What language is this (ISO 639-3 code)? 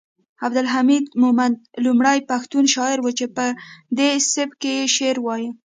pus